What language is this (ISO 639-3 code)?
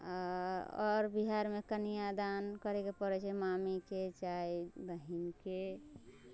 mai